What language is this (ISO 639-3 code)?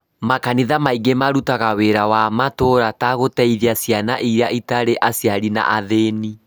kik